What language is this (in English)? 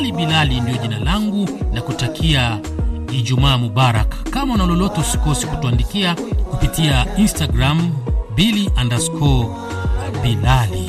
Swahili